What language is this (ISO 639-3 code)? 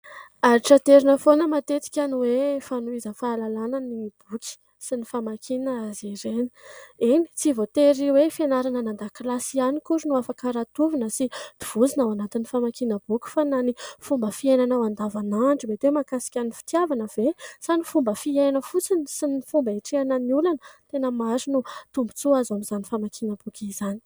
mlg